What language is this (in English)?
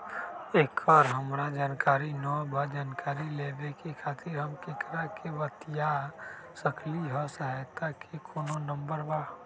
Magahi